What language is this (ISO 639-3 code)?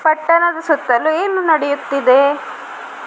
kan